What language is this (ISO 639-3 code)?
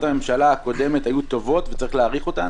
heb